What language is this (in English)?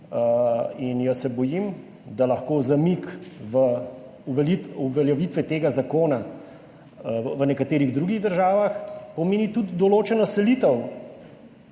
Slovenian